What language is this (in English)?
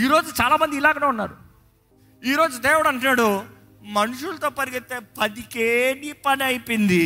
Telugu